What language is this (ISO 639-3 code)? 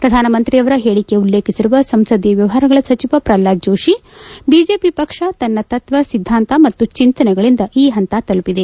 kan